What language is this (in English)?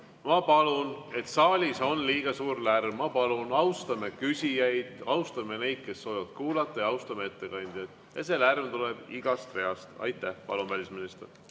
Estonian